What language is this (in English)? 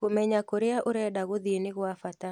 Kikuyu